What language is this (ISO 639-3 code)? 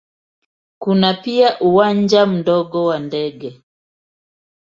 swa